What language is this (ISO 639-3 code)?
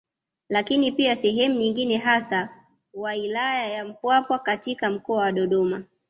swa